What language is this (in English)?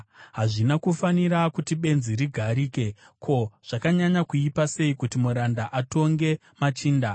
Shona